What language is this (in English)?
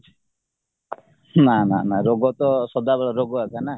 Odia